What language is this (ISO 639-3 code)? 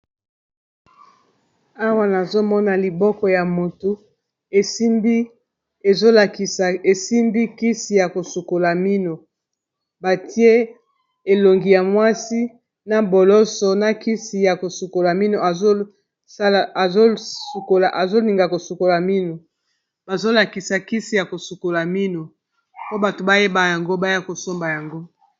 lin